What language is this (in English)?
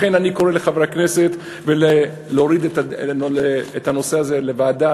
Hebrew